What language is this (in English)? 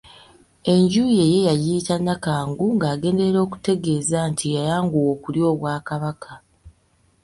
Ganda